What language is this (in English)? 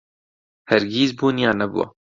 Central Kurdish